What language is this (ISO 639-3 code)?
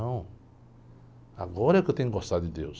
por